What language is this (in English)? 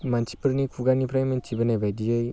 Bodo